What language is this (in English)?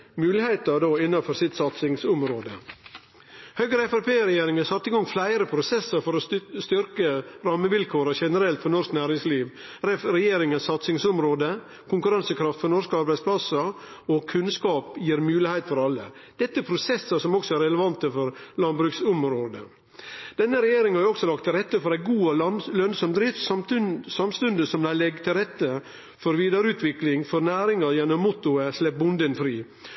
Norwegian Nynorsk